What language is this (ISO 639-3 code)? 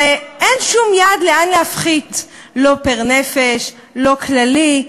heb